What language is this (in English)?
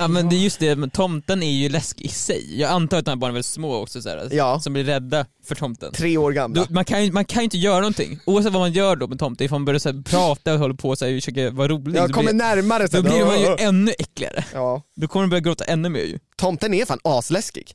Swedish